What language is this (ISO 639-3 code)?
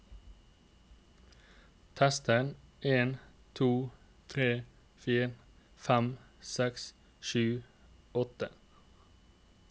nor